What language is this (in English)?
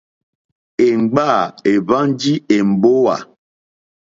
Mokpwe